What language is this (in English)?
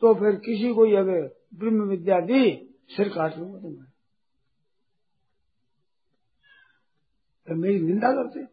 Hindi